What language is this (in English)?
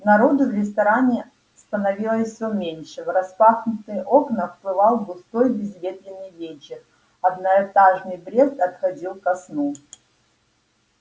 Russian